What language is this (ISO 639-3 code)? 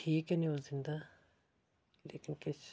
doi